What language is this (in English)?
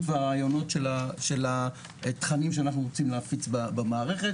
Hebrew